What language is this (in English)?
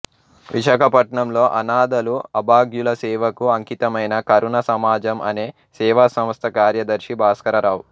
Telugu